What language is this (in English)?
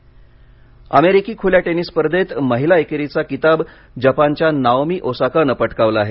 Marathi